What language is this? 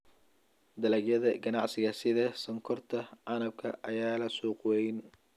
Somali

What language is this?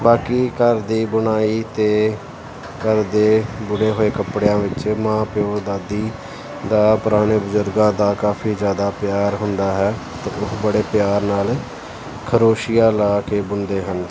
Punjabi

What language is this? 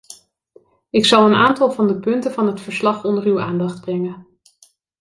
Dutch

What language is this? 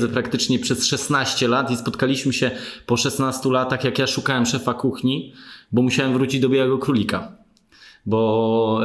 Polish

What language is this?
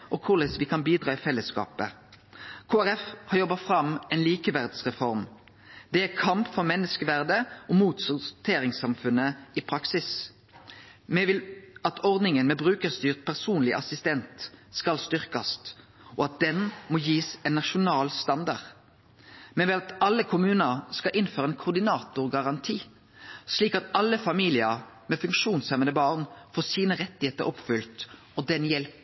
Norwegian Nynorsk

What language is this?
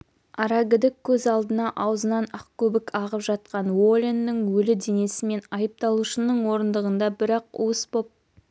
Kazakh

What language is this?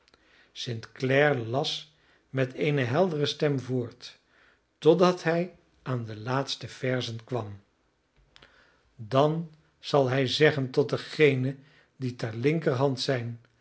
Dutch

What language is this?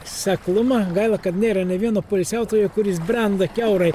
Lithuanian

